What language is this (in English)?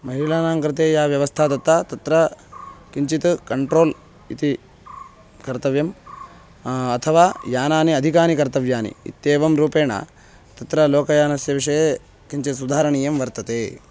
Sanskrit